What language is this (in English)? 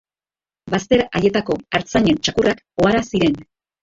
Basque